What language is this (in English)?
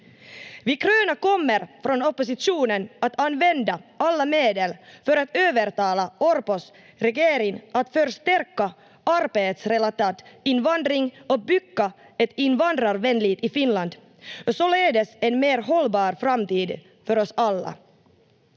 Finnish